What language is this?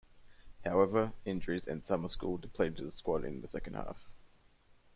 English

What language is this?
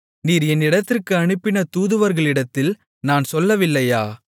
Tamil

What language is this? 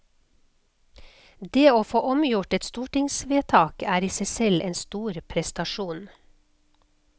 Norwegian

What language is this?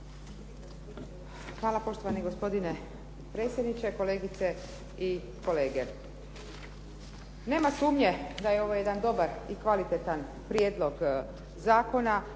Croatian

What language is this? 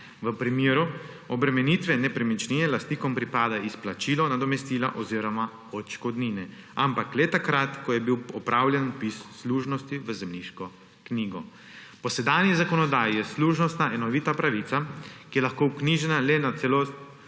Slovenian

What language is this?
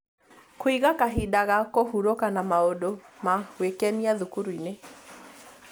Kikuyu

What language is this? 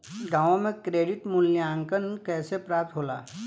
Bhojpuri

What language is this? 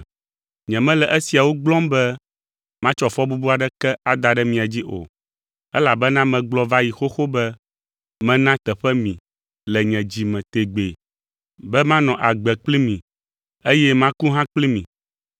Ewe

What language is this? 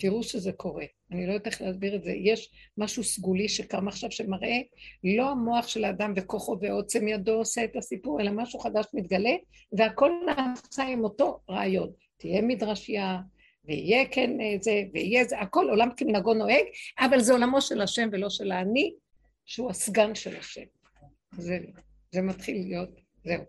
Hebrew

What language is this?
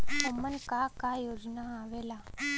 Bhojpuri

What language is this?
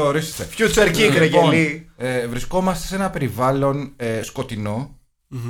Greek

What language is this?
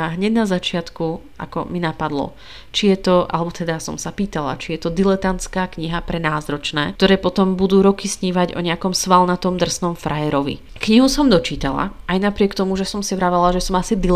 Slovak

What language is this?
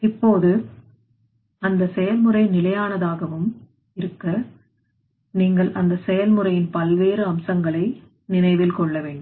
Tamil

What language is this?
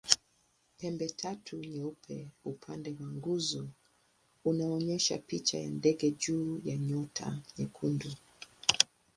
Swahili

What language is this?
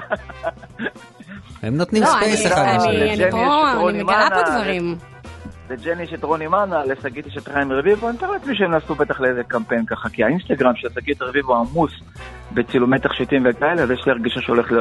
Hebrew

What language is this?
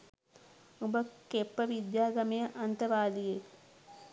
Sinhala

